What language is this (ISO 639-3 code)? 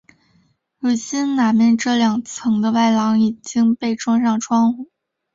zho